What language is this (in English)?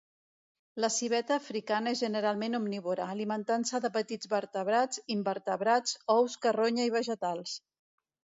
Catalan